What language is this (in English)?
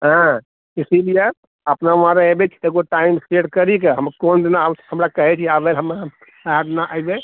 Maithili